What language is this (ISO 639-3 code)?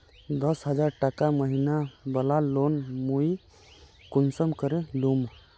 mag